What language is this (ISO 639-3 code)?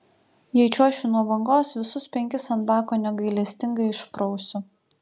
lit